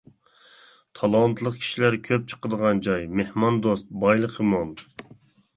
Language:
Uyghur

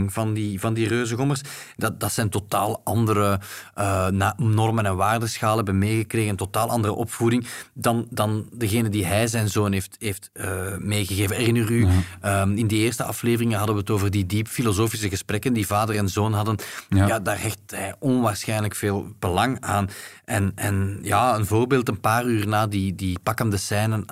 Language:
Dutch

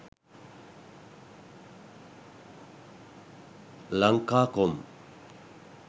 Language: Sinhala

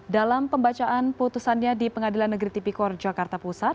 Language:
Indonesian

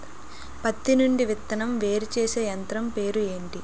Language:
Telugu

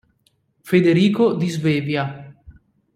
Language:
Italian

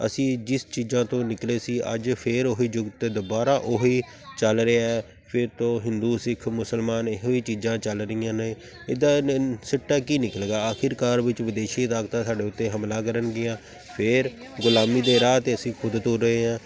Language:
Punjabi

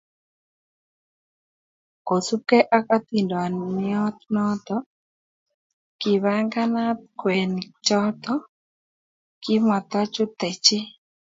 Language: Kalenjin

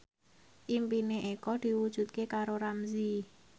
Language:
Javanese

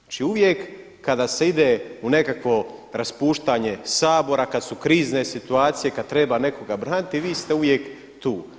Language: Croatian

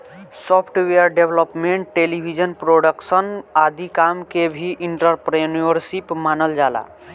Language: Bhojpuri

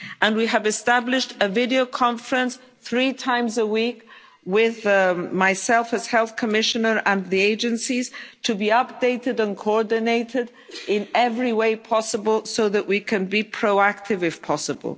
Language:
English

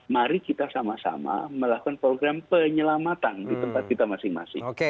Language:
Indonesian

